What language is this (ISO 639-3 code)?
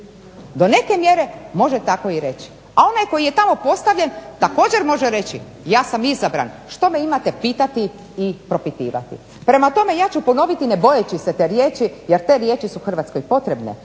hrv